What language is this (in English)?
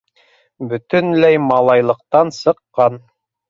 Bashkir